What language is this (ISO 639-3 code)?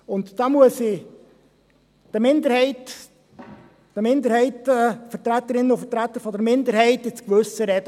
gsw